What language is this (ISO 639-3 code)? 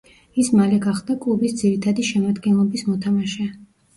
kat